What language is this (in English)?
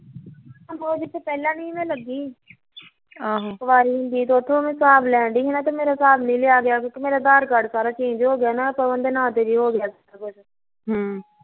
Punjabi